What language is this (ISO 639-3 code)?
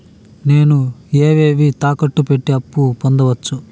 tel